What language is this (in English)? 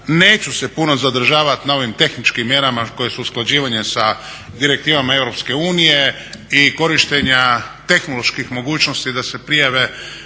Croatian